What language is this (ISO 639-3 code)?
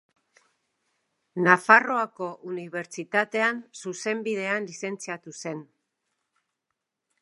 eus